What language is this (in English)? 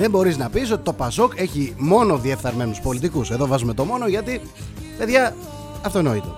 Greek